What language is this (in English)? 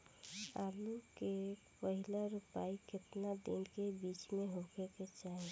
Bhojpuri